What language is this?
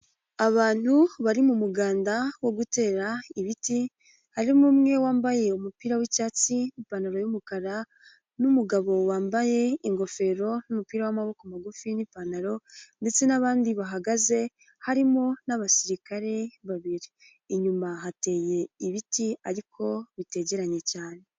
Kinyarwanda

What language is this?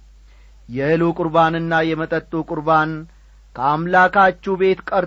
Amharic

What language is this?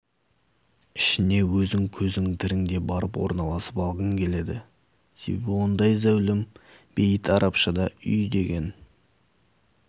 Kazakh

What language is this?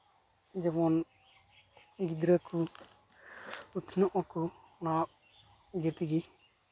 Santali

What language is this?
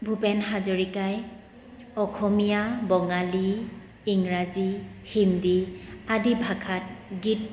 Assamese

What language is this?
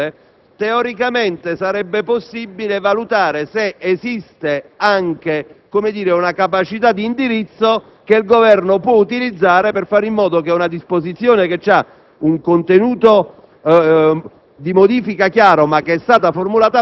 Italian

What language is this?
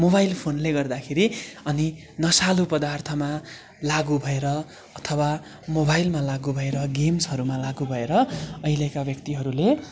Nepali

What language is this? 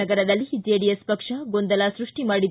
Kannada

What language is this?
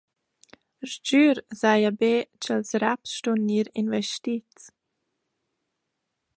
Romansh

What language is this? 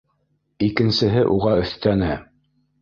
Bashkir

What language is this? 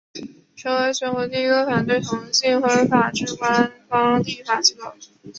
Chinese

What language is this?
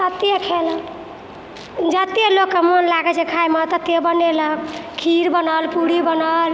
Maithili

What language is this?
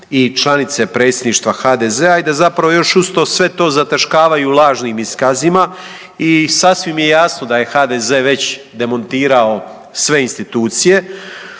Croatian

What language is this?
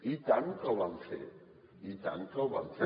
Catalan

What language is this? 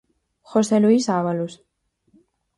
Galician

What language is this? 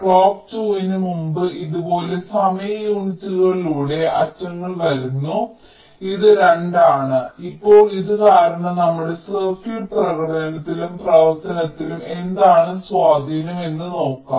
Malayalam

